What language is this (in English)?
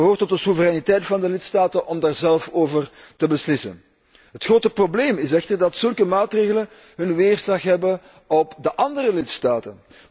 Dutch